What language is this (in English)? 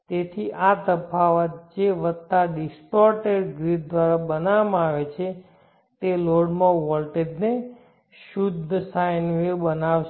Gujarati